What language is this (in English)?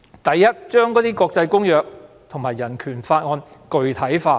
Cantonese